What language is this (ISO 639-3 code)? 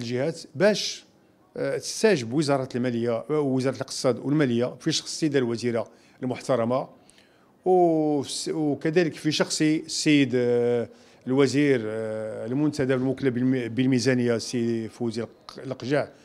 ara